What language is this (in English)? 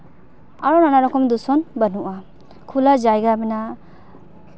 Santali